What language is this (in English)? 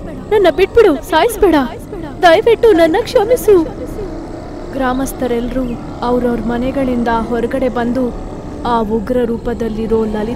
Hindi